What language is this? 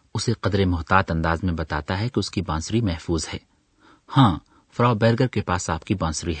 Urdu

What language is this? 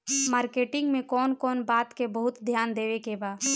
Bhojpuri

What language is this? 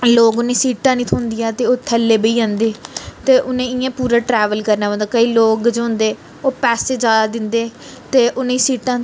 Dogri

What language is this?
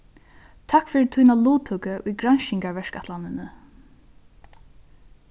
Faroese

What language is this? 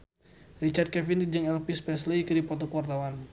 Sundanese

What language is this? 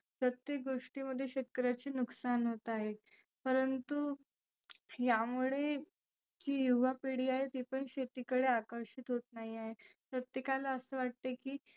Marathi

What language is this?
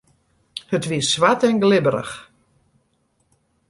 Western Frisian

